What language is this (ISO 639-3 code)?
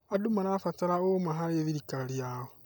kik